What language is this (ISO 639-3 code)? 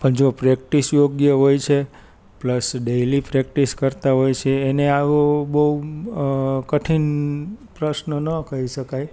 guj